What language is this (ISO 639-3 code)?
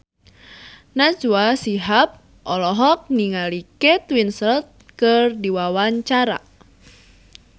sun